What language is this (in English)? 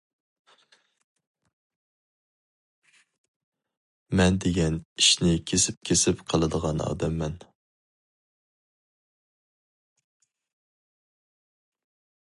Uyghur